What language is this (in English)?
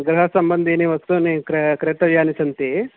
Sanskrit